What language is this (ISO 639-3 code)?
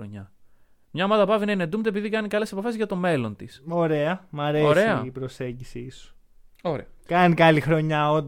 ell